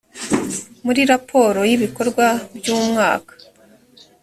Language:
Kinyarwanda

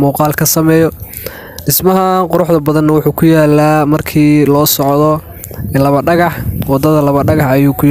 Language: Arabic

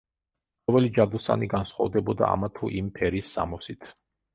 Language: Georgian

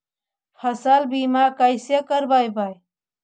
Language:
Magahi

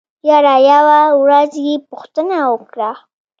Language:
Pashto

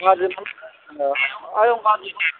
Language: Bodo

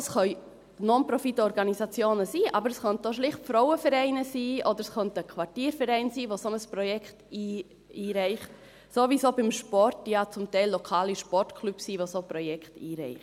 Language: Swiss German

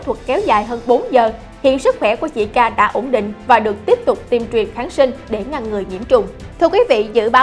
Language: Vietnamese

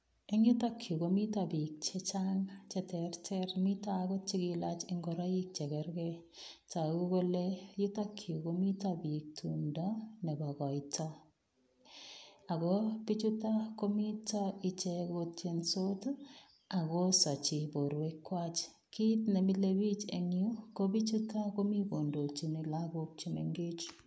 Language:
Kalenjin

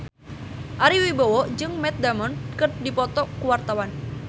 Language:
Sundanese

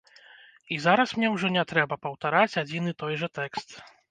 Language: Belarusian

